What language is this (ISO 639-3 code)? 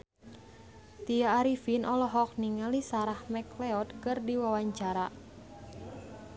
sun